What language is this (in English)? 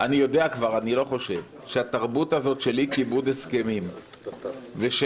Hebrew